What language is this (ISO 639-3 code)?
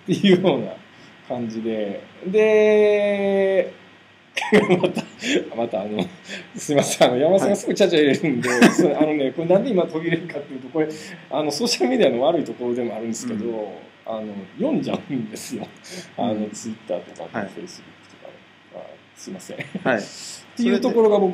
jpn